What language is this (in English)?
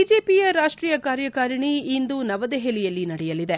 Kannada